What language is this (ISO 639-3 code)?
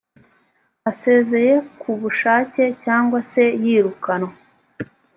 kin